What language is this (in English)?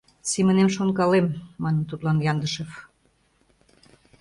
Mari